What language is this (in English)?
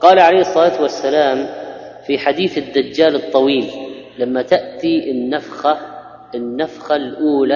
Arabic